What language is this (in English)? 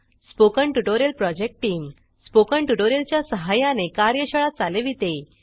Marathi